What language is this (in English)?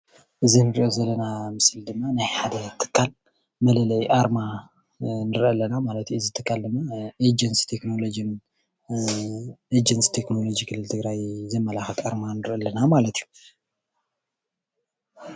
Tigrinya